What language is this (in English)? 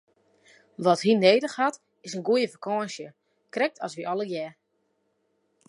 Western Frisian